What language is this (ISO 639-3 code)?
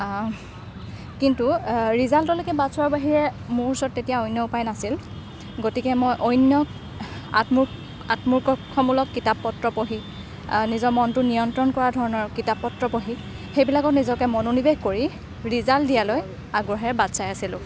asm